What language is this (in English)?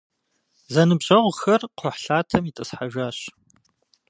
Kabardian